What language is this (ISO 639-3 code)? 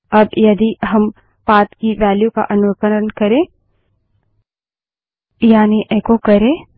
hin